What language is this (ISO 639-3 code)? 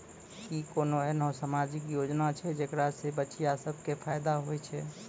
mai